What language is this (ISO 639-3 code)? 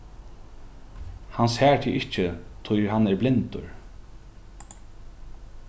fao